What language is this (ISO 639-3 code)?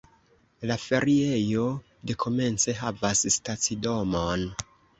epo